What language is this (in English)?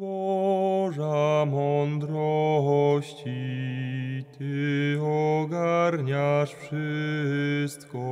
Polish